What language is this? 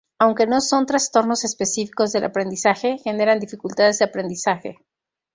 Spanish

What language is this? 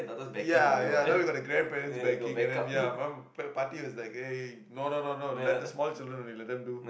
English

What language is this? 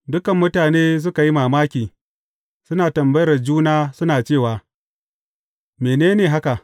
Hausa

